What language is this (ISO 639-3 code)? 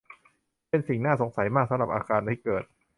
tha